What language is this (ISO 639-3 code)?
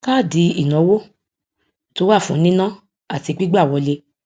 yor